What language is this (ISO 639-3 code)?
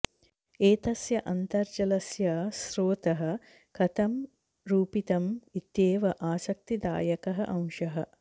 san